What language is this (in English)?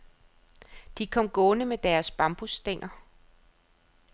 Danish